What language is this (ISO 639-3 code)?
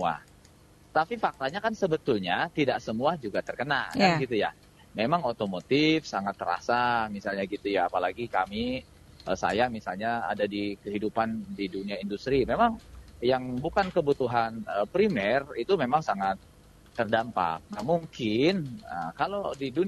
ind